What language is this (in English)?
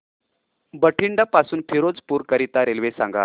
Marathi